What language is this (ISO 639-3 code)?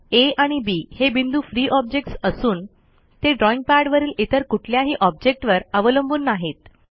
mar